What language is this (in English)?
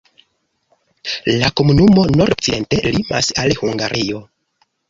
Esperanto